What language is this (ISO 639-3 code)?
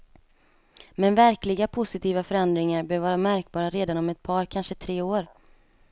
swe